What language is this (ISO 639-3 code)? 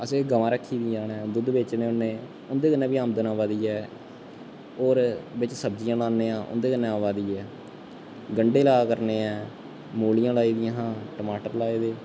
doi